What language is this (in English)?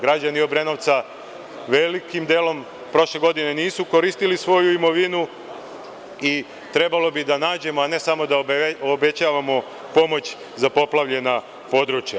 Serbian